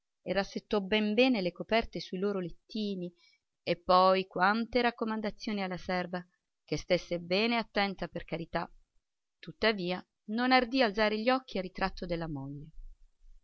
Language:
Italian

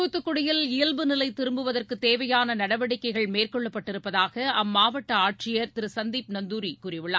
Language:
Tamil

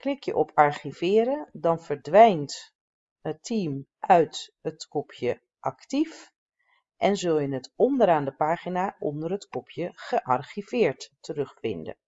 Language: Dutch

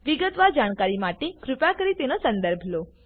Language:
Gujarati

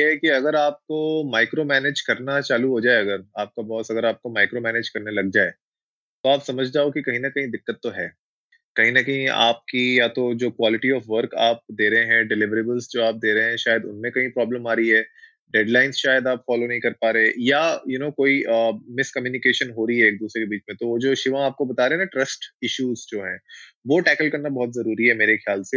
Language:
Hindi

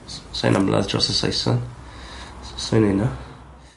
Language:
Welsh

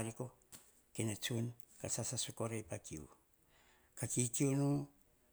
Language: Hahon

